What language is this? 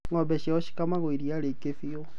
Kikuyu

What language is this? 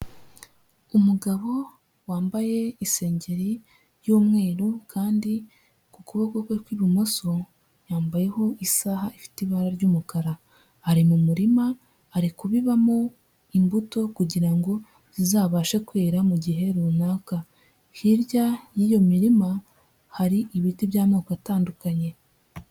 Kinyarwanda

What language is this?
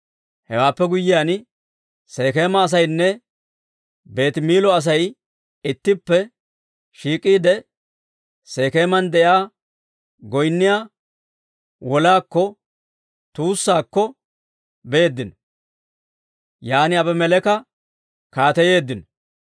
Dawro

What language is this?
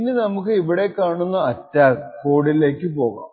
Malayalam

